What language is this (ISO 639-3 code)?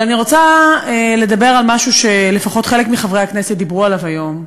heb